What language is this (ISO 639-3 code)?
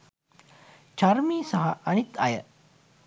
sin